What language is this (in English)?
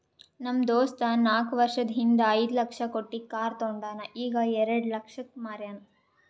Kannada